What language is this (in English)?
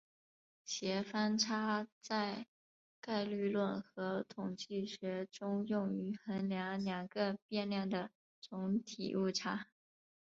Chinese